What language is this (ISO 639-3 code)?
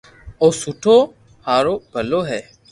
lrk